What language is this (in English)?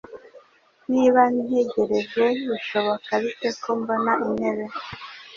Kinyarwanda